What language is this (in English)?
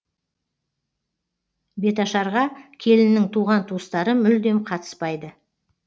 Kazakh